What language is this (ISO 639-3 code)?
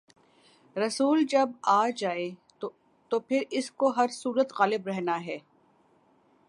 urd